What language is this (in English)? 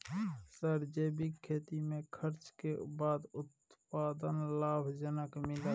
Maithili